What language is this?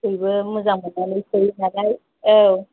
Bodo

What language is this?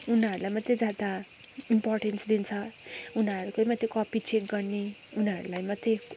Nepali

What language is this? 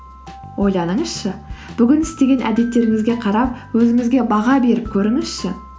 Kazakh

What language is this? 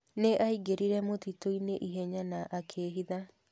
Kikuyu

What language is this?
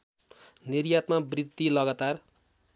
Nepali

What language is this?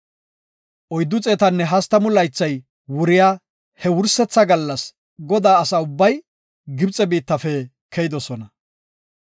Gofa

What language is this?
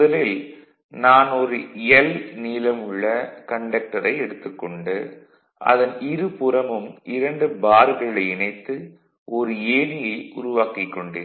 Tamil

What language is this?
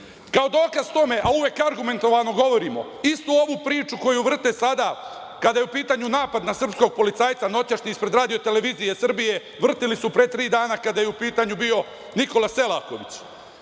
Serbian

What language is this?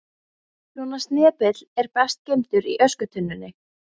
Icelandic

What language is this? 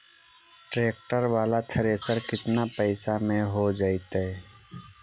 Magahi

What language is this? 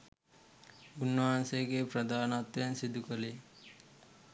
Sinhala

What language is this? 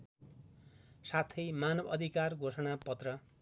Nepali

